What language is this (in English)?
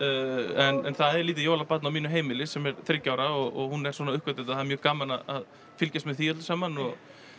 Icelandic